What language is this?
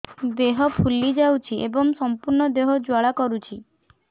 Odia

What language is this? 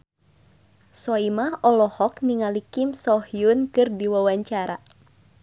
Sundanese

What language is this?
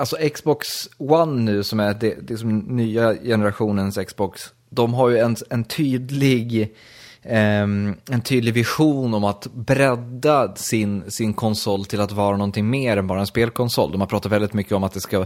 Swedish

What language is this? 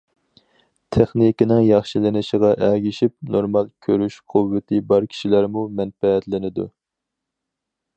Uyghur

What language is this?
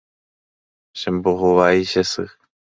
Guarani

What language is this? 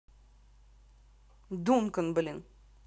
Russian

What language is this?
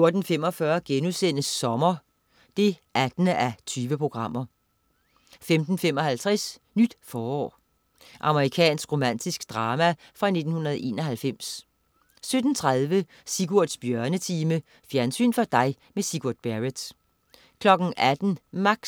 Danish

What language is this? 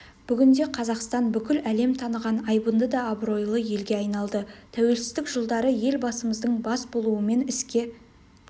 Kazakh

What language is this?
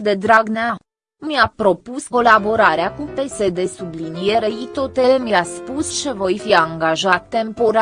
Romanian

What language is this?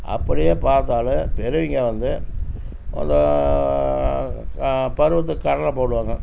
Tamil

